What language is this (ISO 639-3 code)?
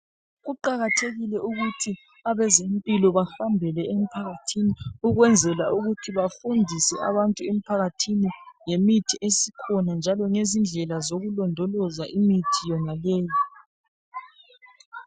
nde